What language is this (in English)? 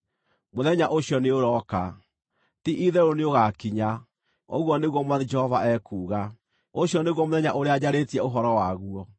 Kikuyu